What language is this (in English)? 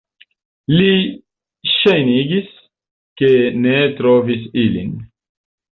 Esperanto